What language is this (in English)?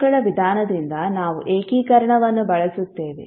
Kannada